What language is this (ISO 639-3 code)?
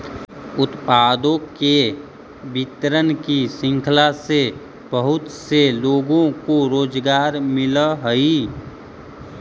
mag